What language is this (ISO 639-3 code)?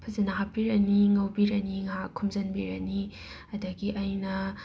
mni